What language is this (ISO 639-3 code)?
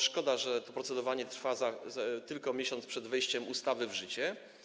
pol